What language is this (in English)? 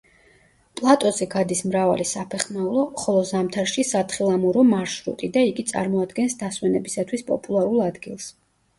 Georgian